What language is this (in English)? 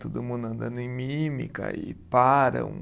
Portuguese